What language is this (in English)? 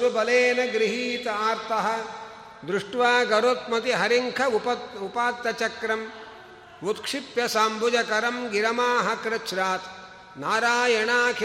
Kannada